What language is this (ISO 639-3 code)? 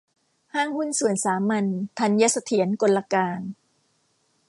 tha